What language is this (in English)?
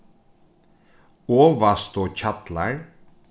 Faroese